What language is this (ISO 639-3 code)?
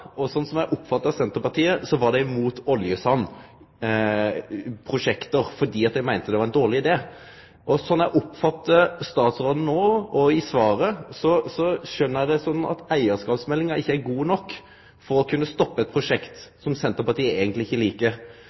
nno